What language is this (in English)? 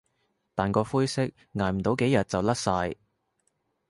Cantonese